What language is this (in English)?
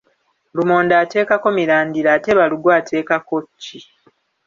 Ganda